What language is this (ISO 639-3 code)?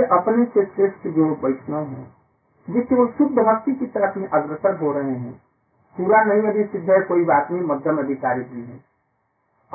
hin